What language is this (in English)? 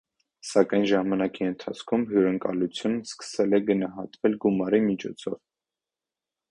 Armenian